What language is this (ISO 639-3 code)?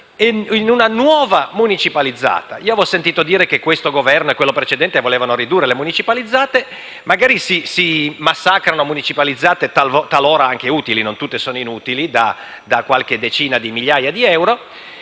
ita